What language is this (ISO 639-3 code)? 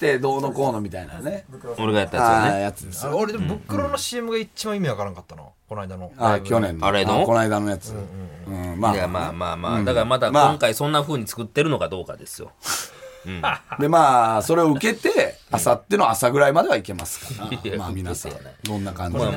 jpn